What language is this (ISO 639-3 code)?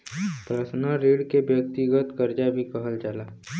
bho